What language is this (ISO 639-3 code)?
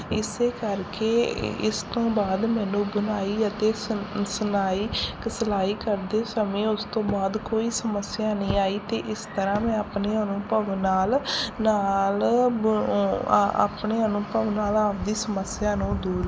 pan